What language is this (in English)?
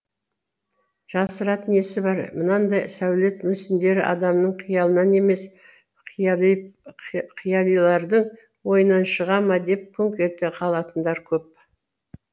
Kazakh